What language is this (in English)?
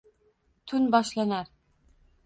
Uzbek